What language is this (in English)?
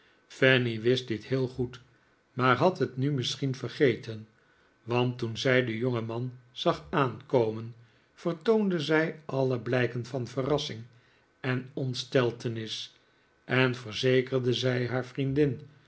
Dutch